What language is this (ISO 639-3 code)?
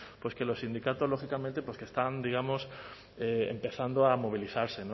spa